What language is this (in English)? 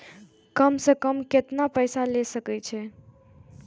Maithili